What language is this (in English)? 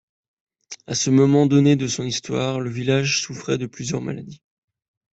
French